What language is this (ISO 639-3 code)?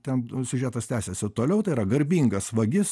lit